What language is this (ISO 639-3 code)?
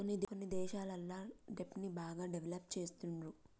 tel